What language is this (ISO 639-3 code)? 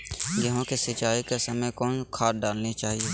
mag